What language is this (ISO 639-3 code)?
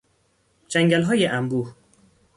fas